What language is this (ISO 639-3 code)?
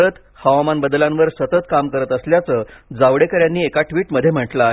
mar